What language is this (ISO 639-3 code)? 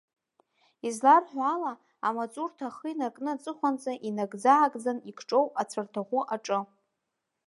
abk